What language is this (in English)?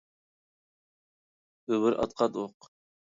Uyghur